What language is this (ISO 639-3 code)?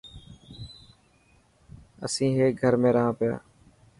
mki